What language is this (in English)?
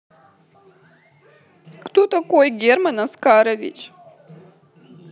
Russian